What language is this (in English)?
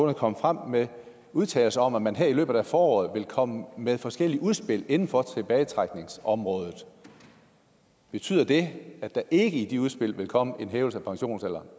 Danish